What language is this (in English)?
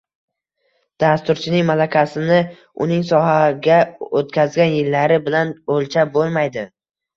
Uzbek